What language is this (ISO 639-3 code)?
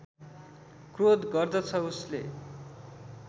nep